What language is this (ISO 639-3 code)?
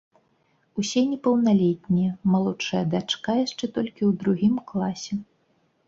bel